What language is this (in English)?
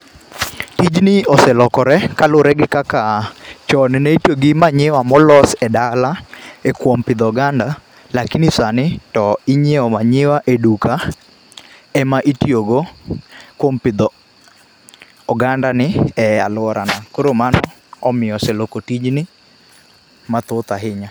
Luo (Kenya and Tanzania)